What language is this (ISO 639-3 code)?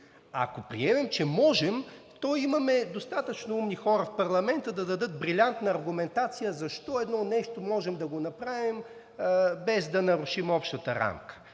bul